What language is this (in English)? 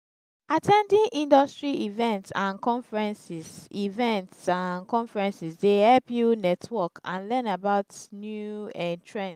Nigerian Pidgin